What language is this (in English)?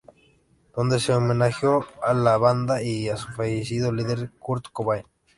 Spanish